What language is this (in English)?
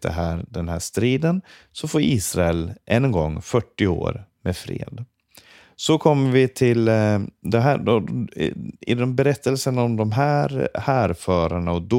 Swedish